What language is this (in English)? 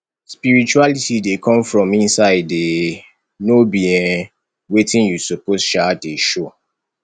Nigerian Pidgin